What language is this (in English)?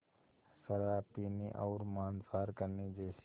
Hindi